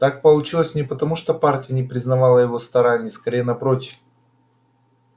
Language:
Russian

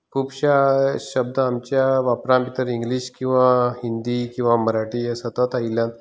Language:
Konkani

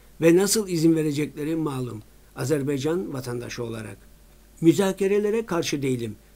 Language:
Turkish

